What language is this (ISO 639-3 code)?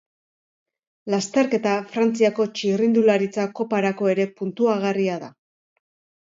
eus